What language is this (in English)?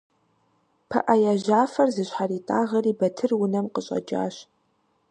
Kabardian